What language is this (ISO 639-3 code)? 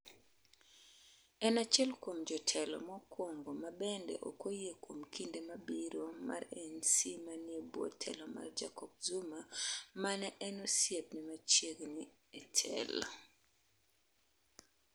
luo